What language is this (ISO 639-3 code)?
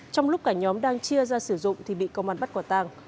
vie